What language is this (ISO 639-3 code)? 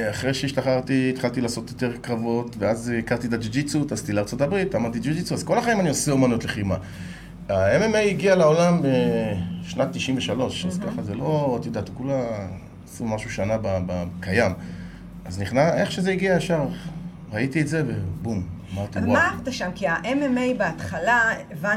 heb